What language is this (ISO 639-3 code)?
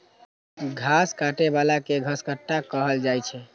mai